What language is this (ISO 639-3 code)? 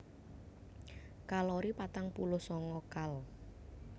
jav